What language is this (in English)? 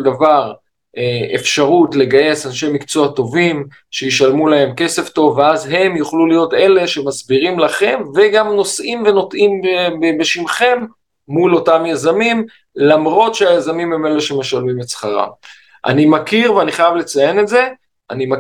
Hebrew